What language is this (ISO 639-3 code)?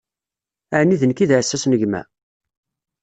kab